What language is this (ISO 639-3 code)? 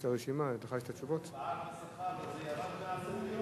heb